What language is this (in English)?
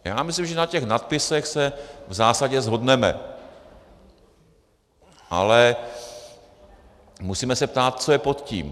Czech